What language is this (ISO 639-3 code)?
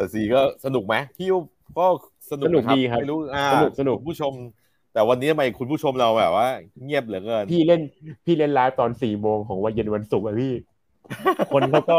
tha